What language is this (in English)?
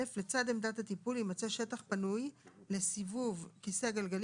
Hebrew